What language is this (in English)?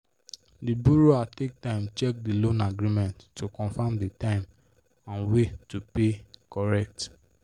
Nigerian Pidgin